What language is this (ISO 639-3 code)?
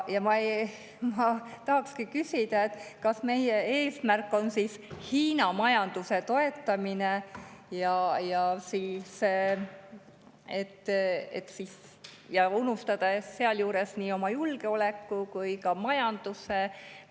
est